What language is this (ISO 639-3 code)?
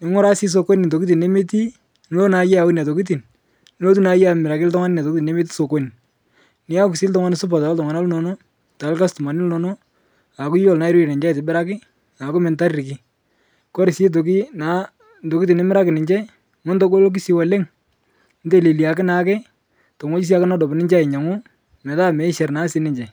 mas